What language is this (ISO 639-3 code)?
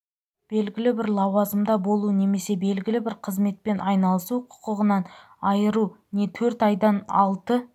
kaz